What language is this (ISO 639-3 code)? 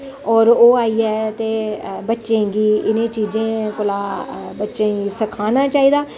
doi